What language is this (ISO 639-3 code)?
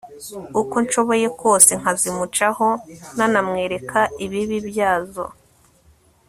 kin